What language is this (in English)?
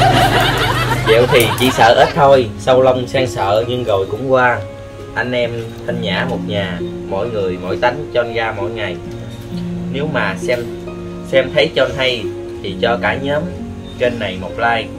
Vietnamese